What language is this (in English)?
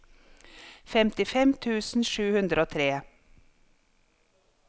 Norwegian